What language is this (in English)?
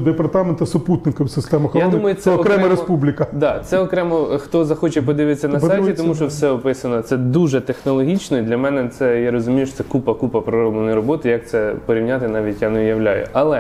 Ukrainian